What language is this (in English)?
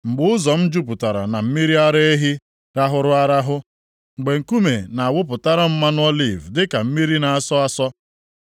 Igbo